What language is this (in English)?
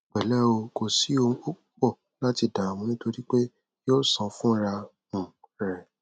Yoruba